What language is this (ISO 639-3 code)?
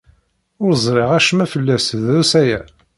kab